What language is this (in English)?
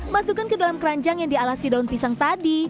Indonesian